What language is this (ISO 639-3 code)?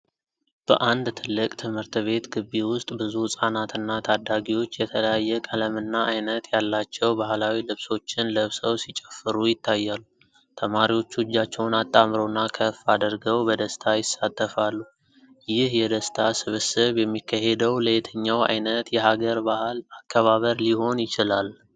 amh